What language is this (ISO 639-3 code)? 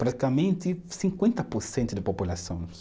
por